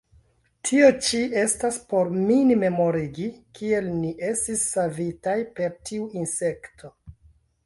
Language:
Esperanto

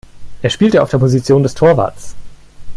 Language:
German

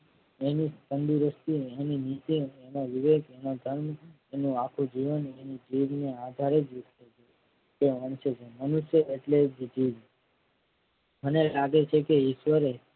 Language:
Gujarati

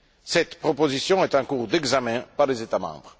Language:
French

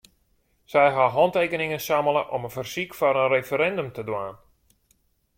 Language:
Western Frisian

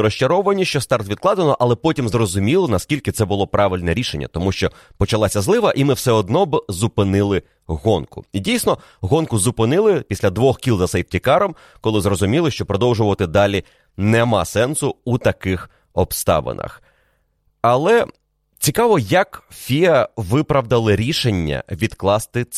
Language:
Ukrainian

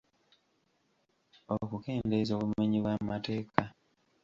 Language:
Ganda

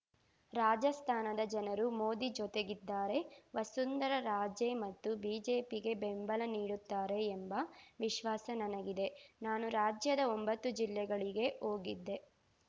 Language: Kannada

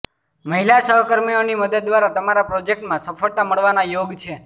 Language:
Gujarati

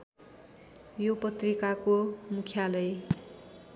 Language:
Nepali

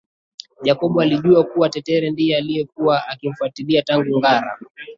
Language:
Swahili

